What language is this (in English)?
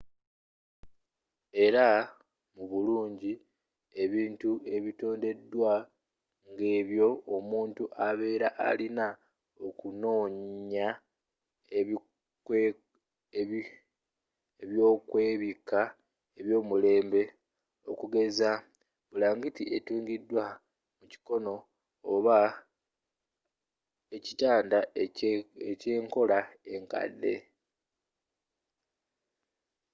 Ganda